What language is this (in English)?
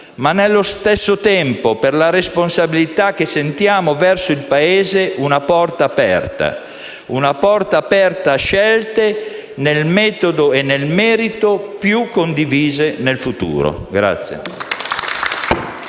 Italian